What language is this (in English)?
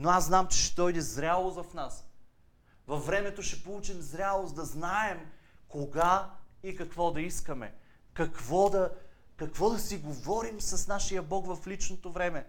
Bulgarian